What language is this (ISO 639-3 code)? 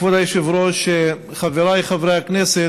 heb